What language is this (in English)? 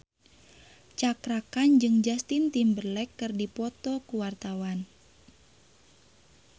Sundanese